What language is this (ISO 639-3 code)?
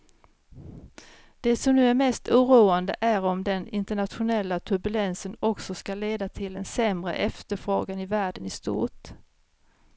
swe